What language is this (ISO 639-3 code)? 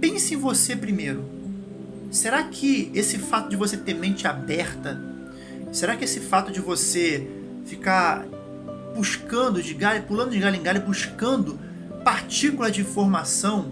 por